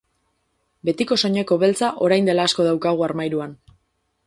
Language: Basque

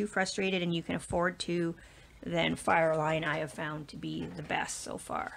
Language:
English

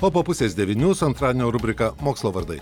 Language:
Lithuanian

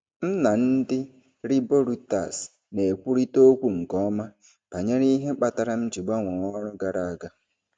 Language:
Igbo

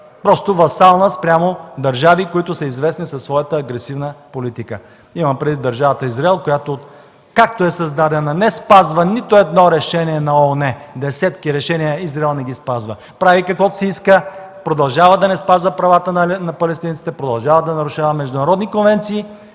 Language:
Bulgarian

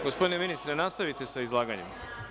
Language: Serbian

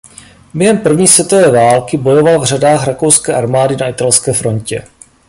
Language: Czech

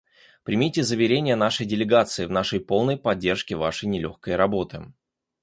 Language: Russian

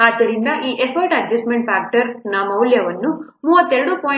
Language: Kannada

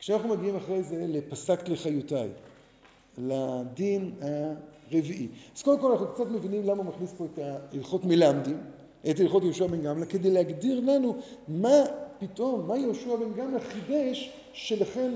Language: Hebrew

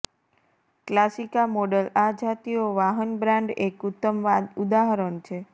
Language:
Gujarati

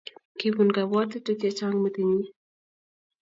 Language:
Kalenjin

